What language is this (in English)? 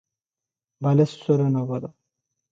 Odia